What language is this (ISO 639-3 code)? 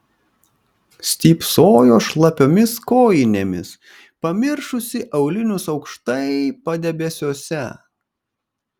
lit